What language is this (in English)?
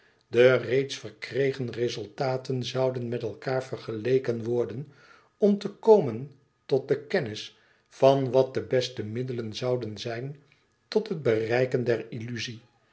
Dutch